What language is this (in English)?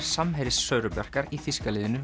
Icelandic